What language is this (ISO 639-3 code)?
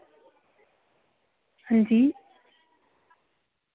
doi